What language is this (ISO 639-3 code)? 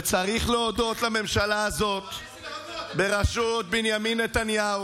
heb